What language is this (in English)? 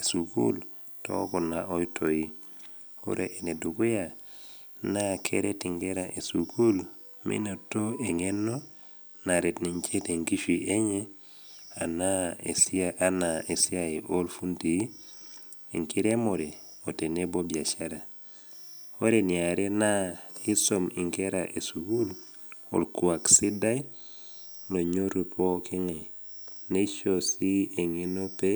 Masai